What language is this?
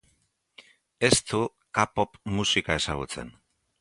Basque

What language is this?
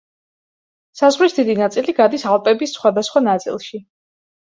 Georgian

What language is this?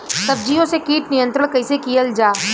Bhojpuri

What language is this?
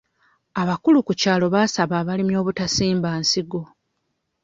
Ganda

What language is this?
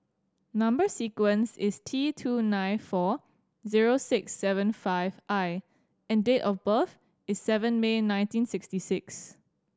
English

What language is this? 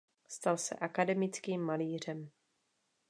Czech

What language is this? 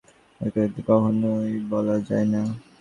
Bangla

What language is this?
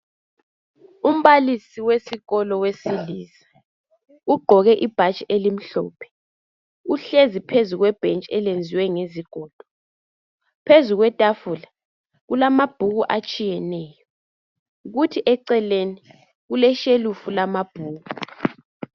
North Ndebele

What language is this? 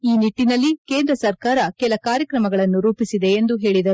Kannada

